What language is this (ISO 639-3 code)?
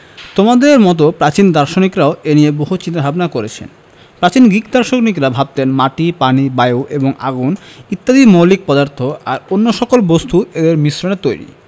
ben